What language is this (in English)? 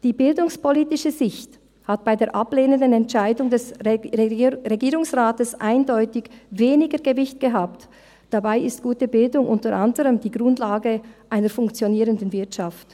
Swiss German